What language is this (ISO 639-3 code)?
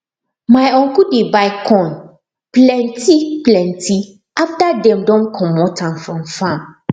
pcm